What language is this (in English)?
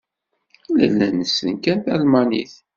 Kabyle